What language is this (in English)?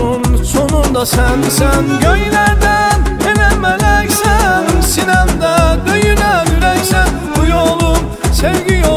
Turkish